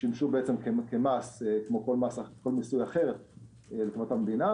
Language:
Hebrew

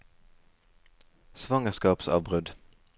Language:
Norwegian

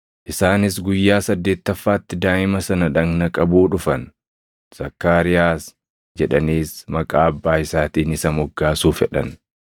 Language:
Oromo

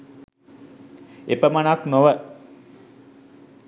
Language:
Sinhala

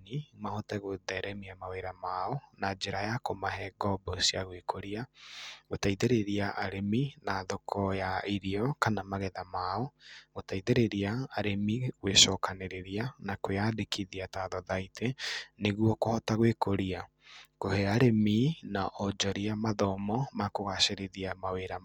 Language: Kikuyu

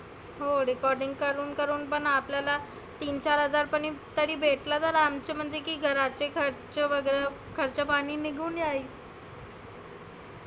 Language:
Marathi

